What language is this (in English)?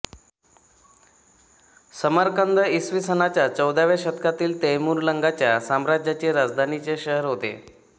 Marathi